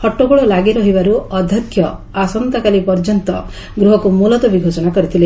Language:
Odia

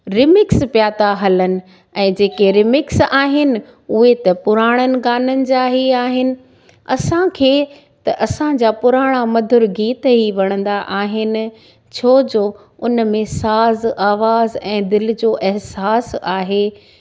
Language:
Sindhi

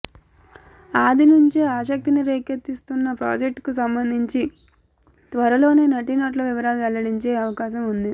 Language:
Telugu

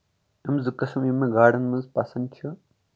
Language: Kashmiri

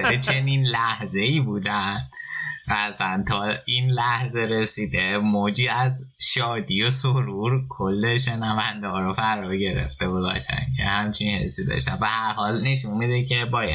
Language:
Persian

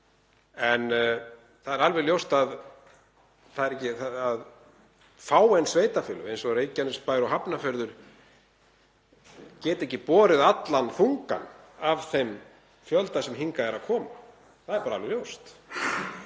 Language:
Icelandic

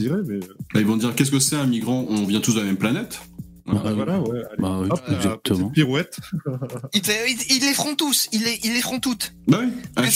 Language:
French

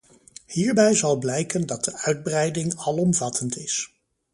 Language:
Dutch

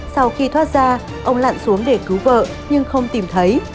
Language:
Vietnamese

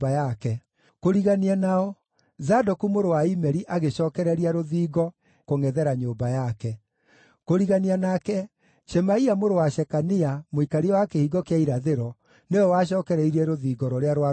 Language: Kikuyu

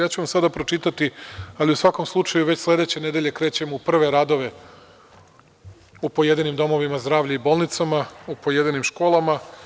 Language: Serbian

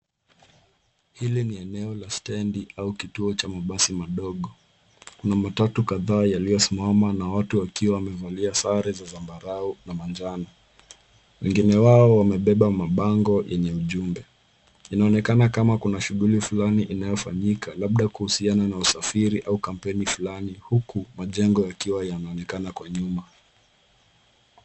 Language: Swahili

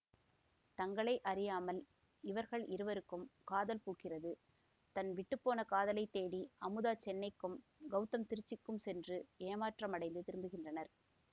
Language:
Tamil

